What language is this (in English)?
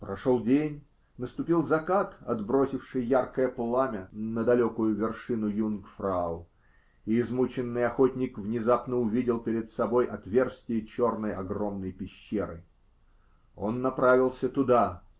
Russian